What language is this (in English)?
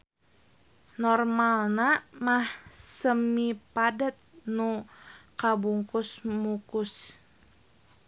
Sundanese